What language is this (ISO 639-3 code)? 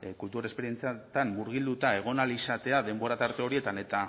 eus